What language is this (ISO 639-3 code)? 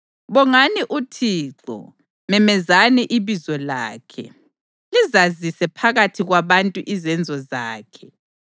nde